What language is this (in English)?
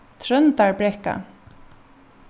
Faroese